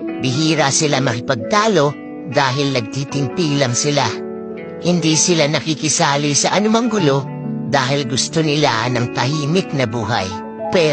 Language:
Filipino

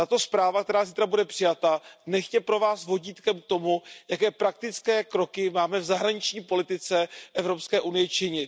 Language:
Czech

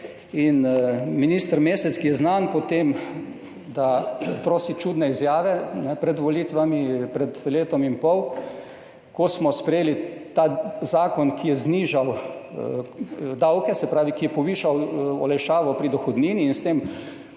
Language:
Slovenian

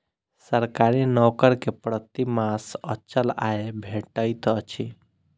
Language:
Maithili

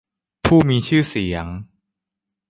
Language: Thai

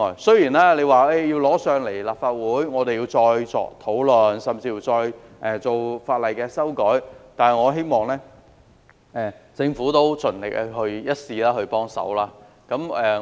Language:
Cantonese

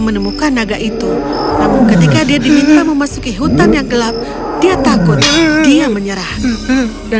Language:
Indonesian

